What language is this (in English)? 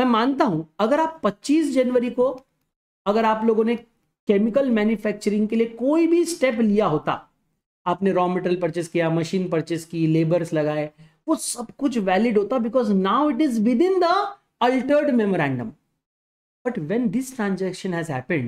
Hindi